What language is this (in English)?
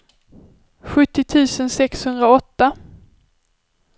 Swedish